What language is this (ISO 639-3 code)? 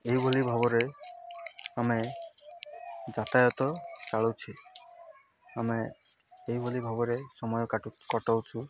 ori